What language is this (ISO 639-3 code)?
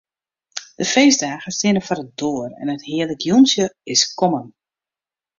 fry